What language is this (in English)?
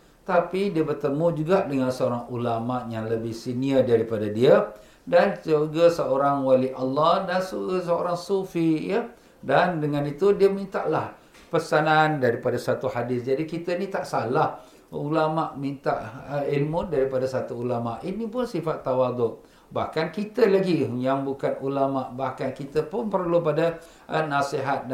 Malay